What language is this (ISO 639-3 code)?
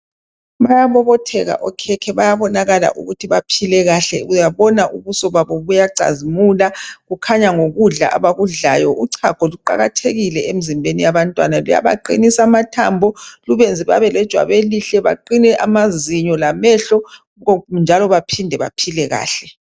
nde